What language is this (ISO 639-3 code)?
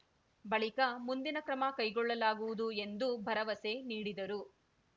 kan